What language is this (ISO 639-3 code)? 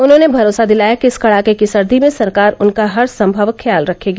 hin